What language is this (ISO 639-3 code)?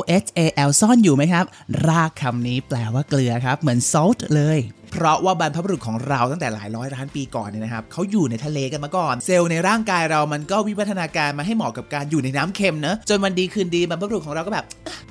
tha